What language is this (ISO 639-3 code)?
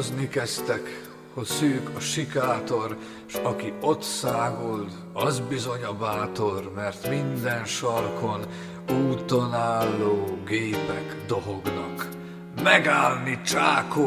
hun